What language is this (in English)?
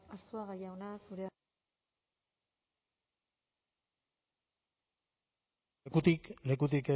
Basque